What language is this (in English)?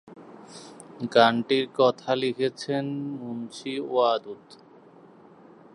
Bangla